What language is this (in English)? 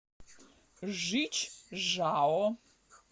Russian